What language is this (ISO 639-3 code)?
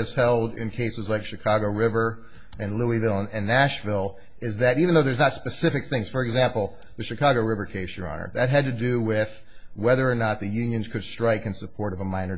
eng